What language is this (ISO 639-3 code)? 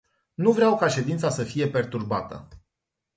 ron